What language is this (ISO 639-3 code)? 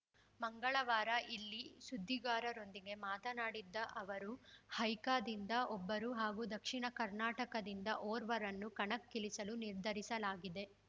kan